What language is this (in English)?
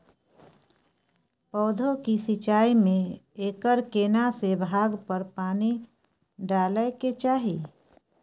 Maithili